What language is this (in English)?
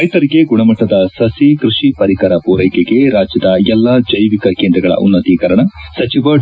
Kannada